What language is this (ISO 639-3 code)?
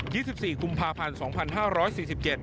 tha